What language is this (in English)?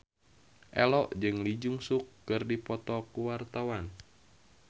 Sundanese